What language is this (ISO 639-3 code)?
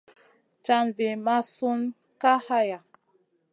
mcn